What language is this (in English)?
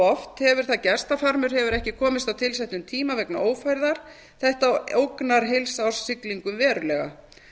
Icelandic